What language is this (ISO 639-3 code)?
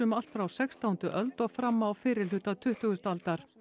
isl